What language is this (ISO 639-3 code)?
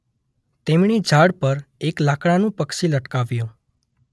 guj